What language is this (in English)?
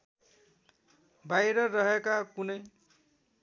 Nepali